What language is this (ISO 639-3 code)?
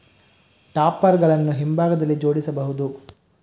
kan